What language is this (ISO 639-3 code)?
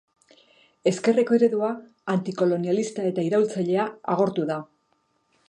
eus